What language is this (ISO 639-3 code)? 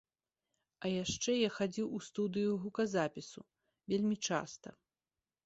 bel